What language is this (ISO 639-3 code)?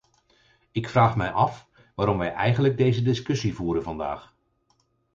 nld